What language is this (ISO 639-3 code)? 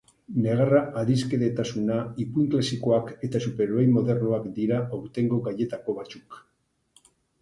eus